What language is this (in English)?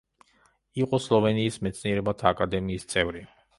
Georgian